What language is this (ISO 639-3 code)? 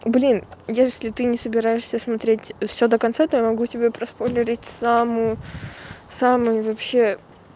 rus